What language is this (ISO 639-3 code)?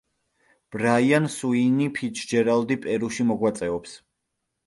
kat